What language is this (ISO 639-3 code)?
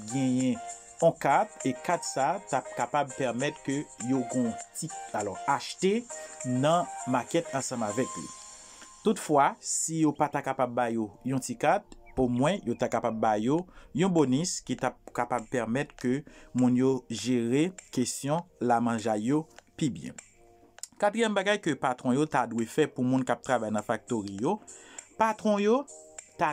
fra